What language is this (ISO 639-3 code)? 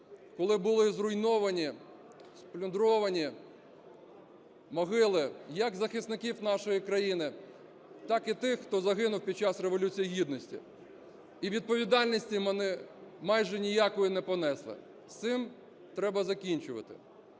ukr